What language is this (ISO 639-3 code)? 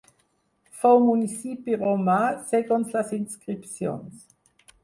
cat